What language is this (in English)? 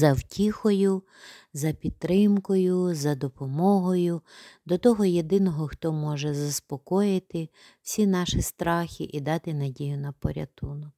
Ukrainian